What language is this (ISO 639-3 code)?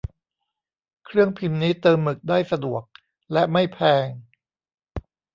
tha